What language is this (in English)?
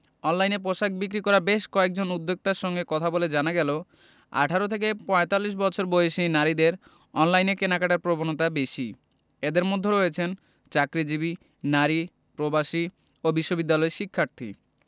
Bangla